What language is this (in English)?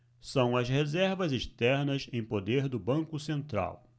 Portuguese